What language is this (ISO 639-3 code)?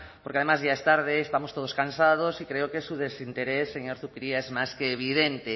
spa